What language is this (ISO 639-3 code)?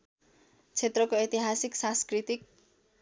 nep